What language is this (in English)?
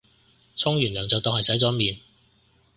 Cantonese